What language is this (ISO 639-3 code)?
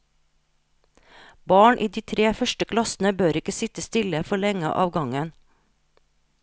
nor